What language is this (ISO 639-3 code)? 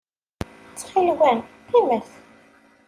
kab